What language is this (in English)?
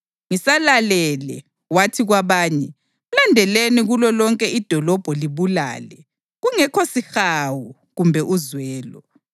North Ndebele